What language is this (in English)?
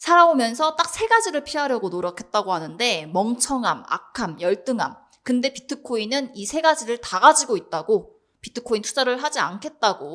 Korean